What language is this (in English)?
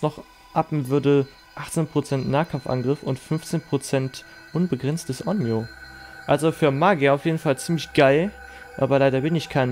German